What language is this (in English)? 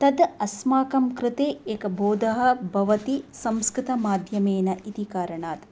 Sanskrit